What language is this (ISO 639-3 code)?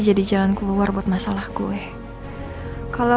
ind